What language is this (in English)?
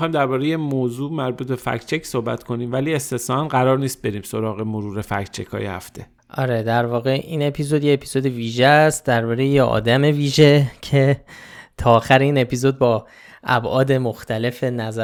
Persian